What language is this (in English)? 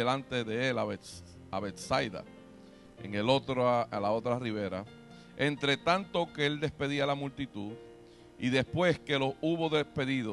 Spanish